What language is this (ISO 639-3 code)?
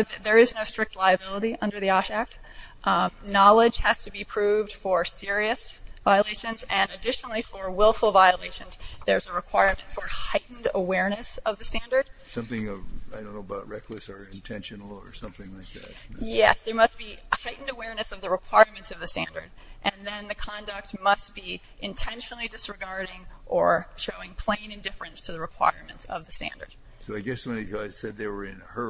eng